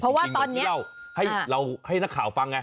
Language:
Thai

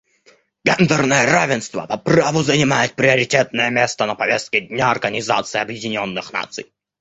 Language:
Russian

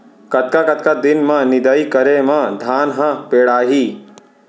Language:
Chhattisgarhi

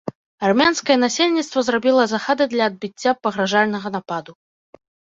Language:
Belarusian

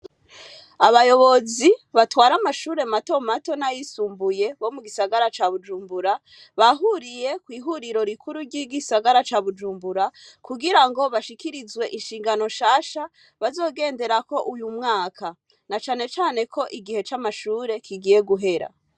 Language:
Rundi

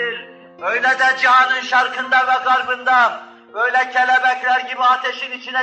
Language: Turkish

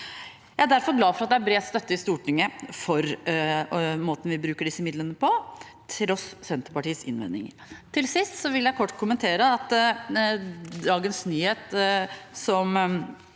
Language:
Norwegian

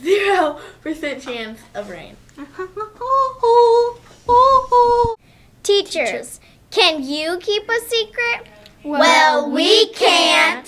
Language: English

